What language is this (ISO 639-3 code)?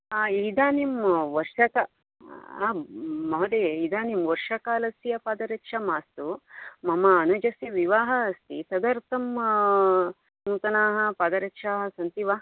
san